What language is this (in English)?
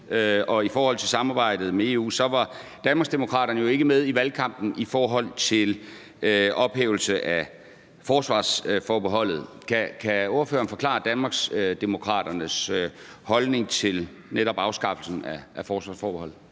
Danish